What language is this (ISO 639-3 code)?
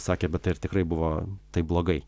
lit